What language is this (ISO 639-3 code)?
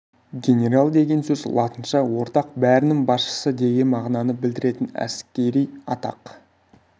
kaz